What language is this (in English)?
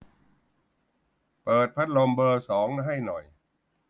Thai